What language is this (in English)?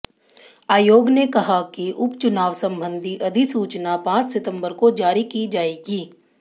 Hindi